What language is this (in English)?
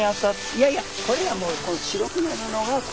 Japanese